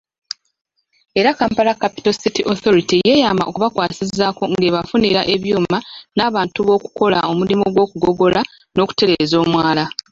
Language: Ganda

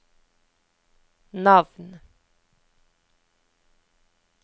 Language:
Norwegian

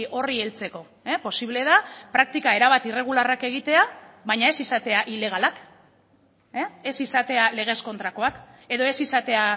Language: Basque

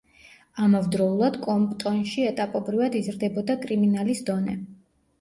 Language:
Georgian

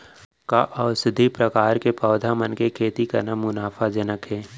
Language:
Chhattisgarhi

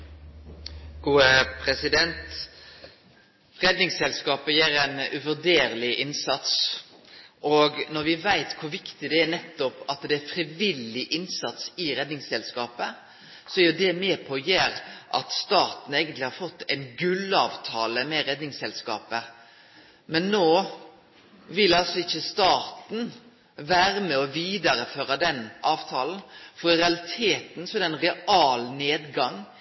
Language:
Norwegian Nynorsk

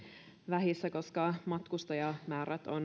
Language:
Finnish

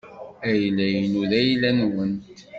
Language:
Kabyle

